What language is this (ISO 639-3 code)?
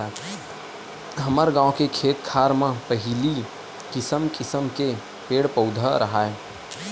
hne